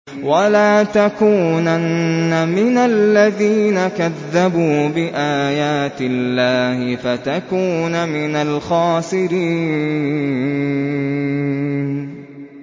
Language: Arabic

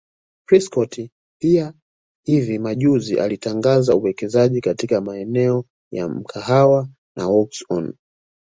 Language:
Swahili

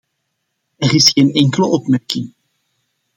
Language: Dutch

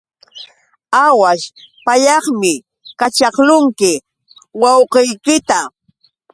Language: Yauyos Quechua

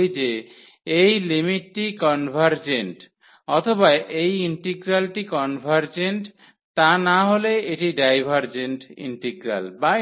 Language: Bangla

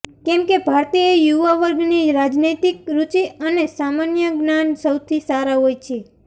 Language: Gujarati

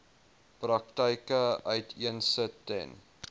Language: Afrikaans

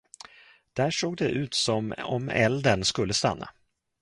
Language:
Swedish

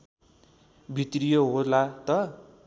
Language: Nepali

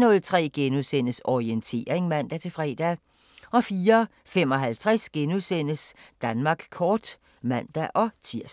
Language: Danish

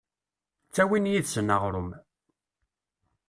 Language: Kabyle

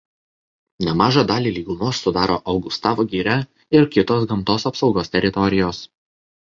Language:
Lithuanian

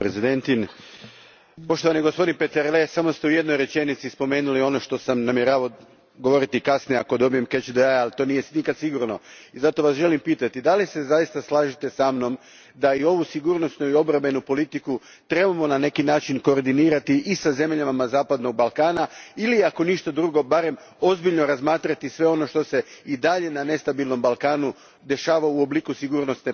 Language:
Croatian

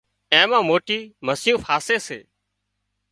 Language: Wadiyara Koli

